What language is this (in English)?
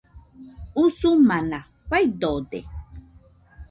Nüpode Huitoto